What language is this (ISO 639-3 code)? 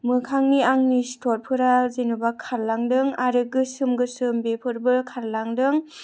brx